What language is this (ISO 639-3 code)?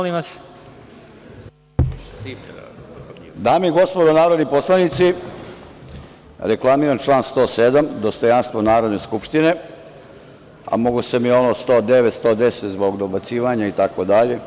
srp